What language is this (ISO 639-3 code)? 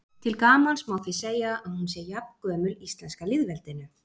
isl